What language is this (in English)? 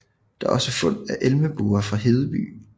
Danish